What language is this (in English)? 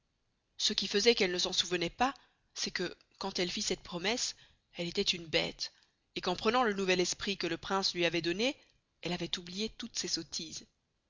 French